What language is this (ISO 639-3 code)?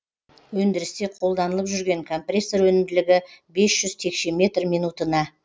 kaz